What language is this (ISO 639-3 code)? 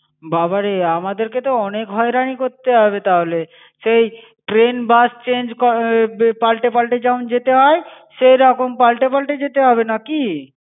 ben